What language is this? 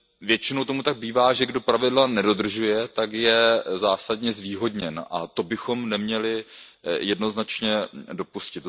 Czech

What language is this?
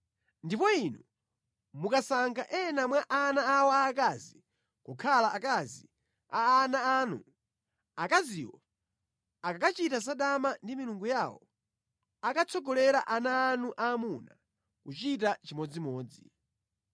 Nyanja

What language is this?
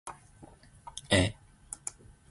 Zulu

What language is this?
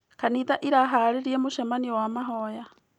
Kikuyu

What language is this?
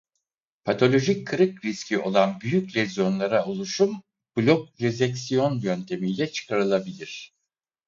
Turkish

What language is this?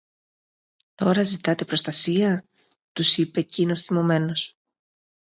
Greek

